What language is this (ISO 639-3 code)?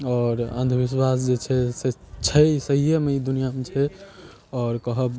mai